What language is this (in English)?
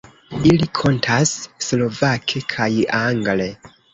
Esperanto